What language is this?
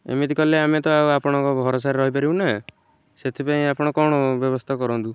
Odia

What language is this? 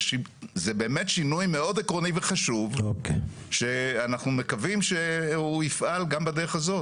Hebrew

